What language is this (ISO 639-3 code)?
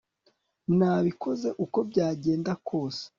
kin